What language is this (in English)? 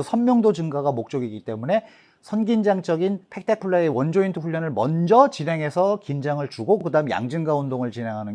Korean